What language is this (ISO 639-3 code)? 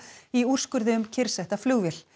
isl